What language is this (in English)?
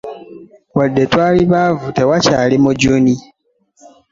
Ganda